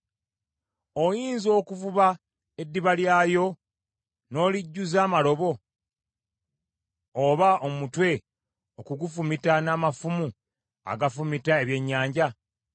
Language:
Ganda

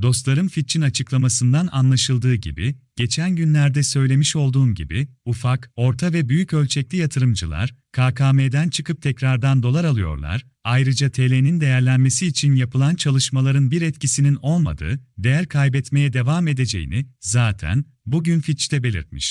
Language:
Turkish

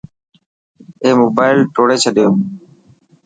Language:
Dhatki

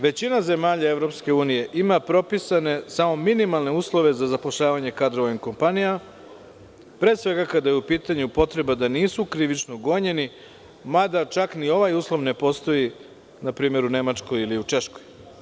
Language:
Serbian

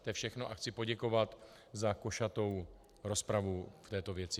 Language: Czech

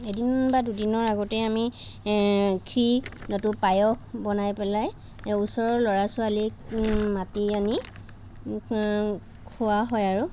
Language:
Assamese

